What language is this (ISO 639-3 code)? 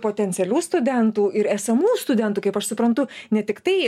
lit